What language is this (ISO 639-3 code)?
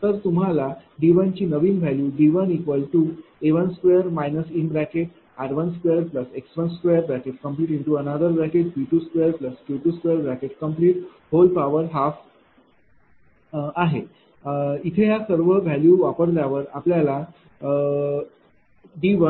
mar